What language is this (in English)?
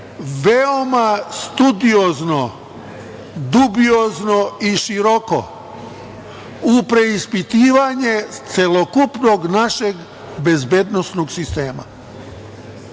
Serbian